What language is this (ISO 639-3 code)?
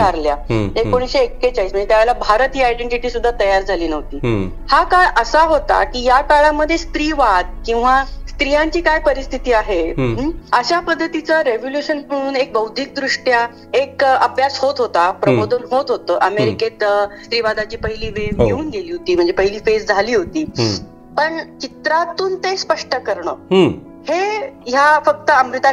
mar